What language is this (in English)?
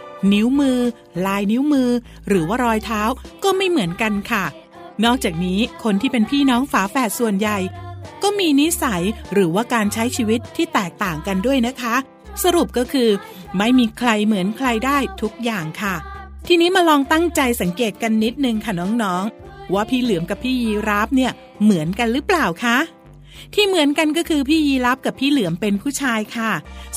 Thai